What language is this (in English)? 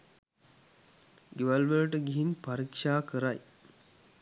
Sinhala